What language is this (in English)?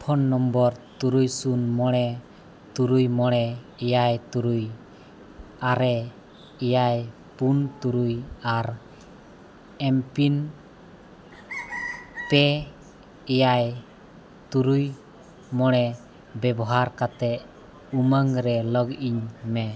Santali